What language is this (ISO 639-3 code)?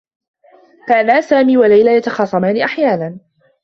ara